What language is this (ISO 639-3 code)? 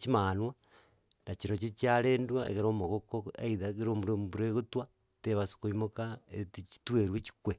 guz